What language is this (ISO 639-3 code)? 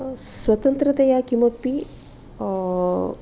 san